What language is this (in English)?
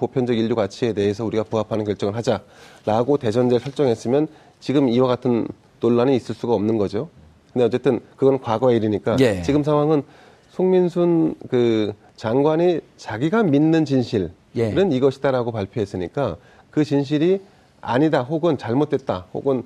Korean